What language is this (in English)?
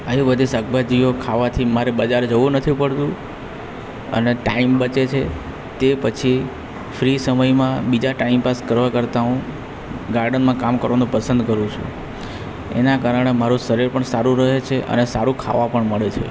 Gujarati